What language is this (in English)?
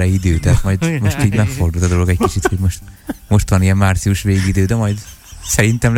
Hungarian